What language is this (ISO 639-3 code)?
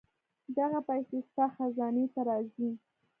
pus